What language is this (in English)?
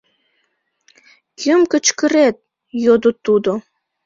Mari